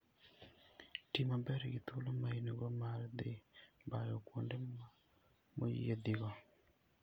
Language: Luo (Kenya and Tanzania)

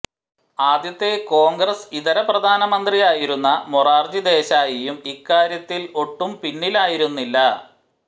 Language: Malayalam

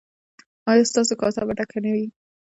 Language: Pashto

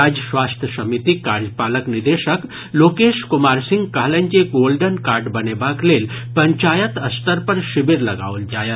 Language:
Maithili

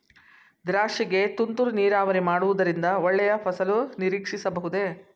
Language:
Kannada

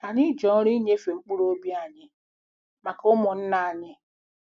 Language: Igbo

